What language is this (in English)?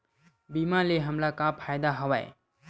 Chhattisgarhi